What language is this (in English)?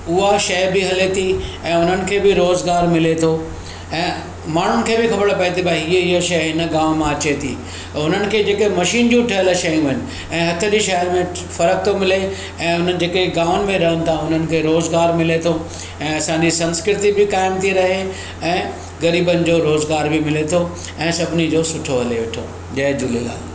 Sindhi